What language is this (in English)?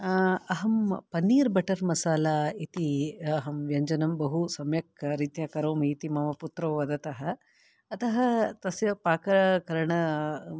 Sanskrit